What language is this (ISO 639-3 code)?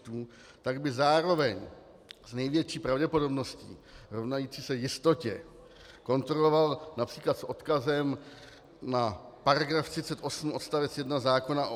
ces